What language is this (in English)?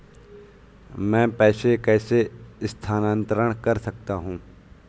Hindi